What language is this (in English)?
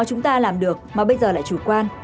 Vietnamese